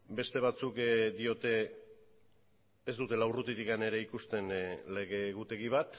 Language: Basque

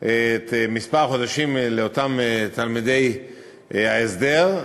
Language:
Hebrew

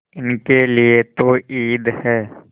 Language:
Hindi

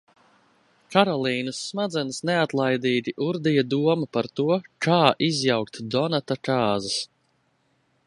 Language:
Latvian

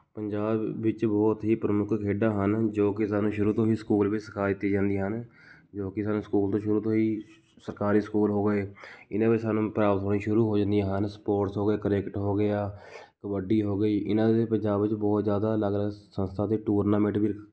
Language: Punjabi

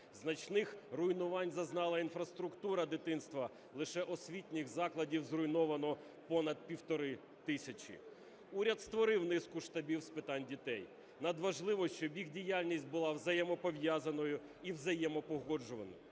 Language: Ukrainian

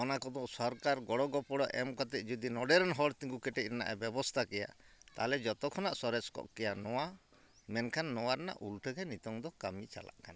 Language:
Santali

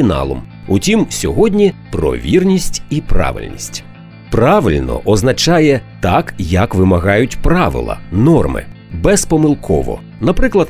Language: Ukrainian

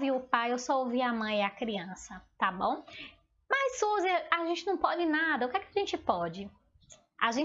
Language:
Portuguese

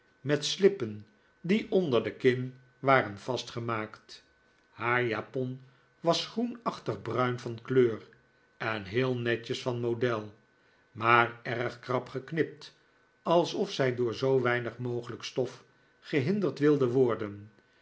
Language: Dutch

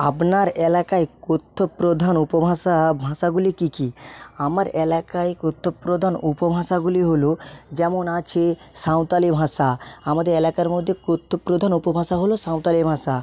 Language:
Bangla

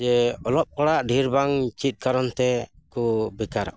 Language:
Santali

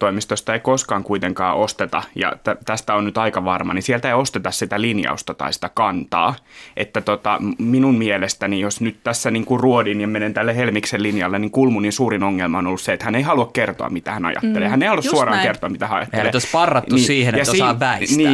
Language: Finnish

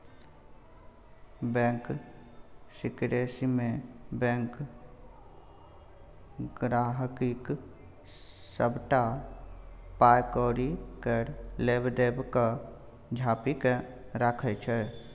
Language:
Maithili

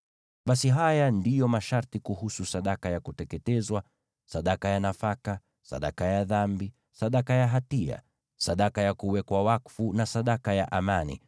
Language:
Swahili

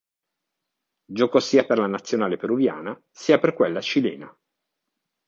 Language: Italian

